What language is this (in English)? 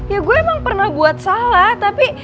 Indonesian